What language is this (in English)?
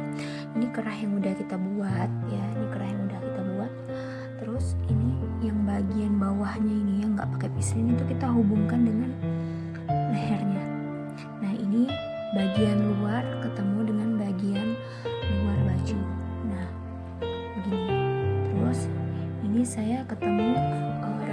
Indonesian